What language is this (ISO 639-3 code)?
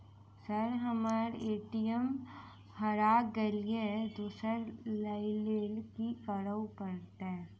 mai